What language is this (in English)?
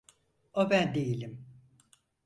Turkish